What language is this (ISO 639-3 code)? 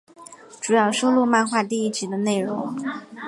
zho